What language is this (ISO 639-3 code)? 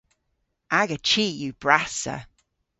cor